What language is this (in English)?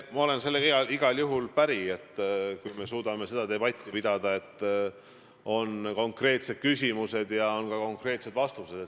Estonian